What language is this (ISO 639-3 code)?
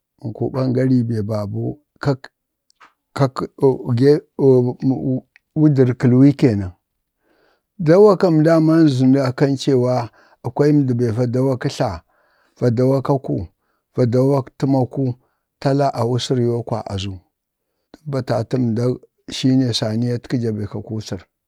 bde